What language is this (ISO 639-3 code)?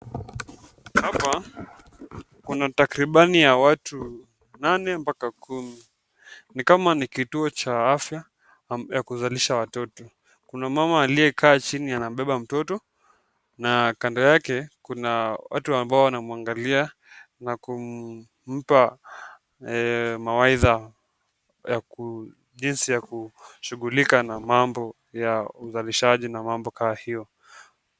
swa